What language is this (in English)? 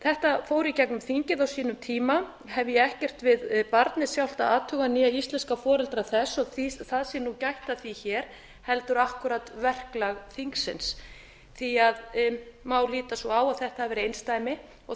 Icelandic